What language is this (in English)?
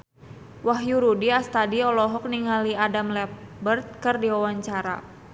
Sundanese